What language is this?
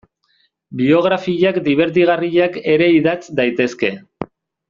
Basque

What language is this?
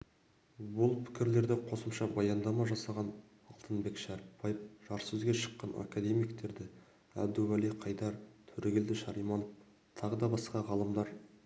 Kazakh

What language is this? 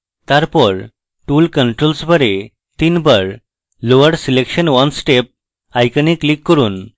Bangla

